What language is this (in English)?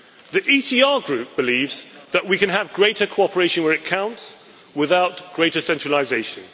English